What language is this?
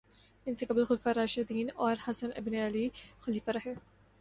Urdu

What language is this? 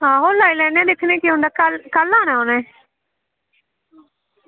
Dogri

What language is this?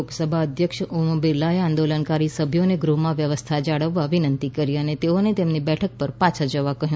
Gujarati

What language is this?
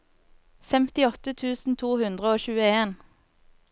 Norwegian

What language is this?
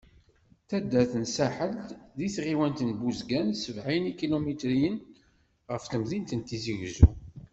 Kabyle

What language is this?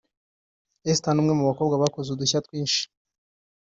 Kinyarwanda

